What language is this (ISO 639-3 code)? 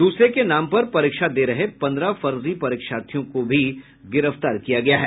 hin